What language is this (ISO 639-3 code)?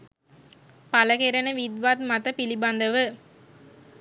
sin